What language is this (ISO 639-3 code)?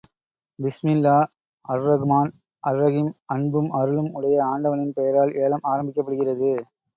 tam